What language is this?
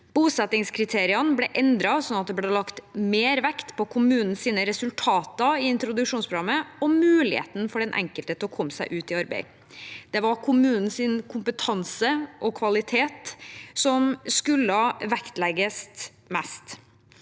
Norwegian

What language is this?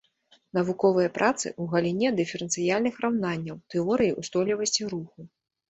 Belarusian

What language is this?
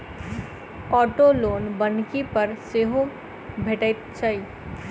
Maithili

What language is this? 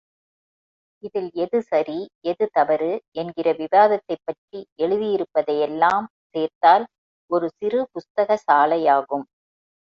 Tamil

